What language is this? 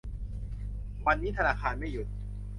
Thai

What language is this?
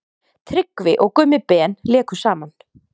Icelandic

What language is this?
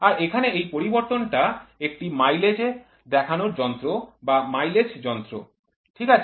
Bangla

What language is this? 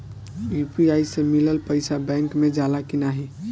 Bhojpuri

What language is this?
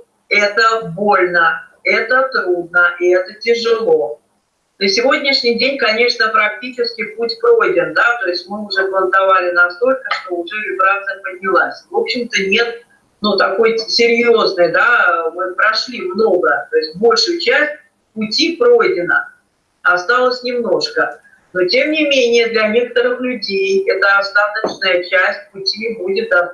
Russian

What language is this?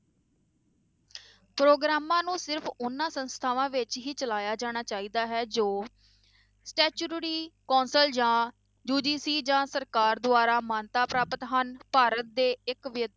Punjabi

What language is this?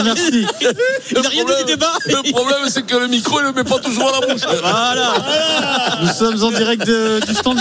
French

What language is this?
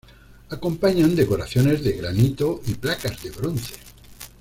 Spanish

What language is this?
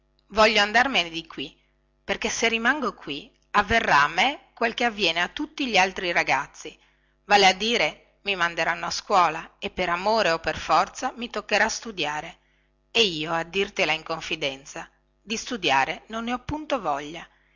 Italian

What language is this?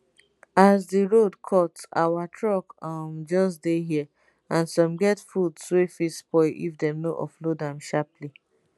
Nigerian Pidgin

